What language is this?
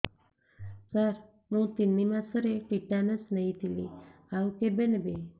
Odia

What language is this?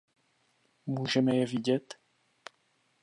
Czech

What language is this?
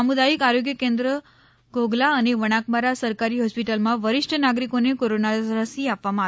Gujarati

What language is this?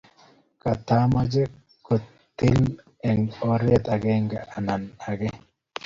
Kalenjin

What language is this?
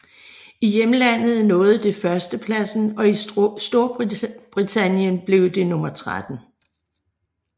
Danish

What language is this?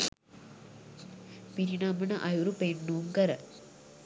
Sinhala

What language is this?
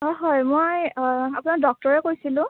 Assamese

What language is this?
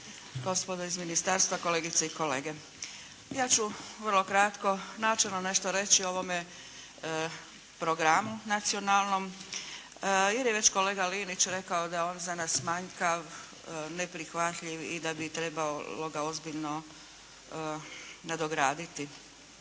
Croatian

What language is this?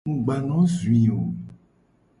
Gen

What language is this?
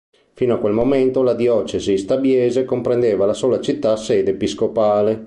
Italian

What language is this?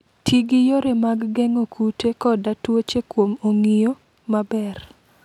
Luo (Kenya and Tanzania)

